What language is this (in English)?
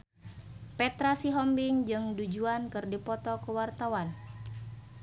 Sundanese